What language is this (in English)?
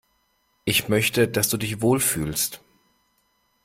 German